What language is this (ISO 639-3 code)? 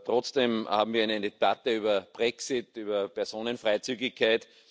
deu